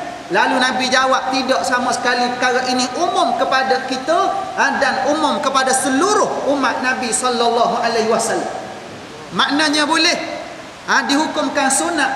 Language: Malay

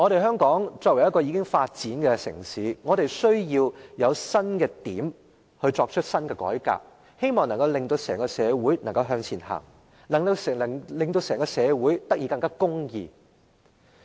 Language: Cantonese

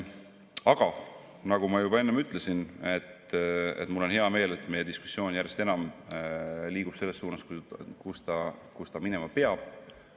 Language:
Estonian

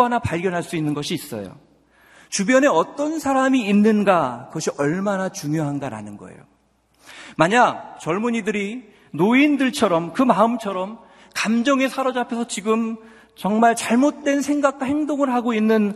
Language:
Korean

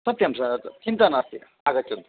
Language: Sanskrit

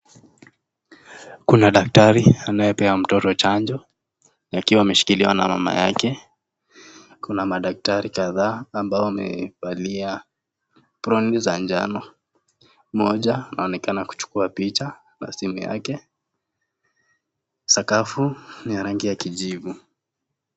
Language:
Swahili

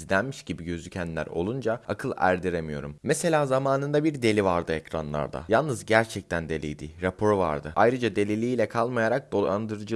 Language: Turkish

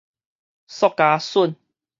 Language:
Min Nan Chinese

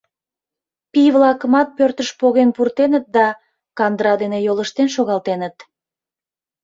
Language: Mari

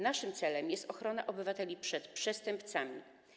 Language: Polish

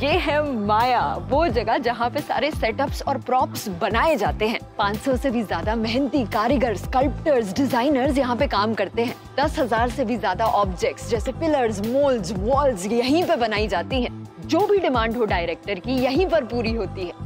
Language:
Hindi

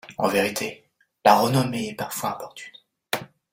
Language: French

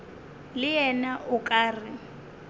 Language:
Northern Sotho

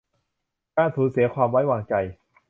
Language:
Thai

